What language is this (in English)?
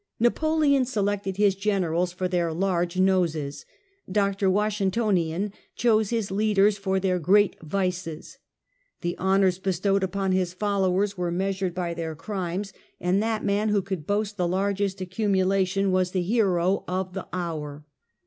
English